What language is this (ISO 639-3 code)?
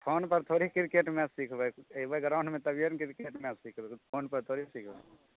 mai